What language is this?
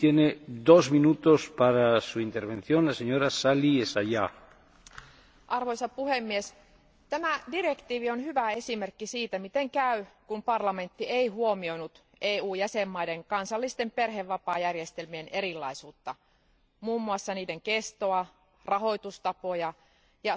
Finnish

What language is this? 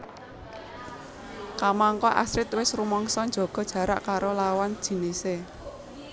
Javanese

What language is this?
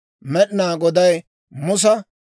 Dawro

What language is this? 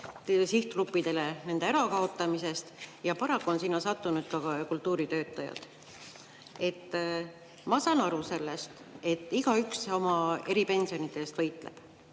Estonian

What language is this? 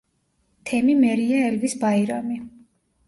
Georgian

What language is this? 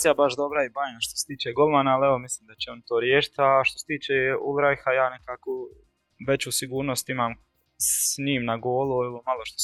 Croatian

